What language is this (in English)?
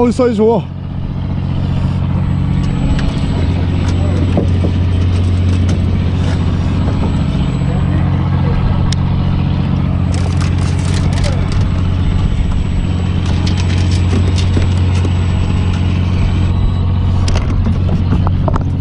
Korean